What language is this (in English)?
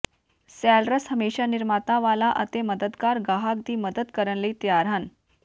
Punjabi